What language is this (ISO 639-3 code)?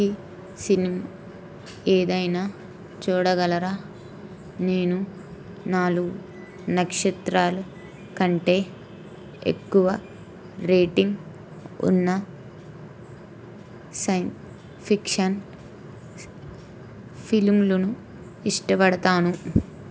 tel